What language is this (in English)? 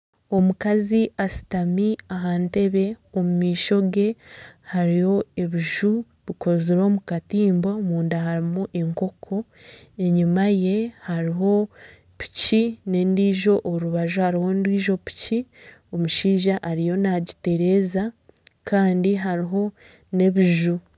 Nyankole